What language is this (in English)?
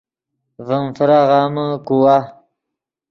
Yidgha